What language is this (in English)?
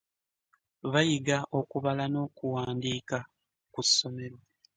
Ganda